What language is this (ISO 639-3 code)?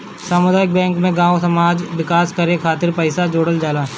bho